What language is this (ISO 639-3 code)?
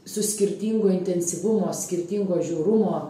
lit